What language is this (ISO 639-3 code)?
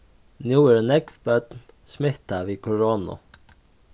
fao